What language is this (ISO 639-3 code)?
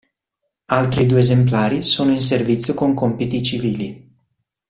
ita